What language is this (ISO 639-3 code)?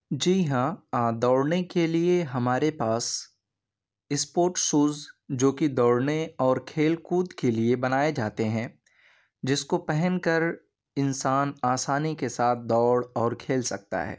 urd